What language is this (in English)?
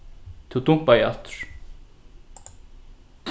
Faroese